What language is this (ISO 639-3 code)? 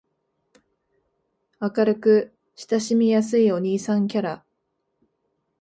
jpn